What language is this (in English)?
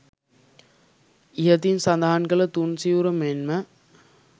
Sinhala